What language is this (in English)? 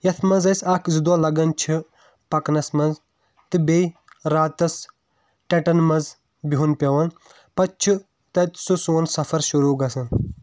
Kashmiri